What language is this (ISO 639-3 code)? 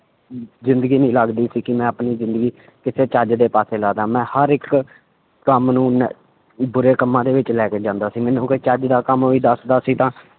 pan